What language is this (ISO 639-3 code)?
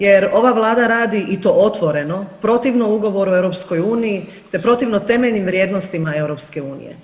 hrv